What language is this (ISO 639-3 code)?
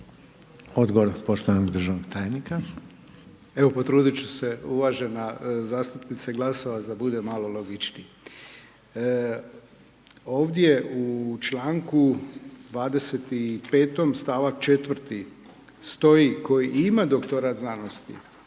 hrv